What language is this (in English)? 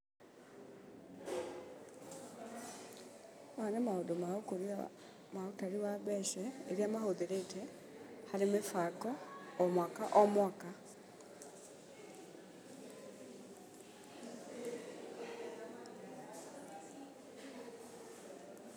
Kikuyu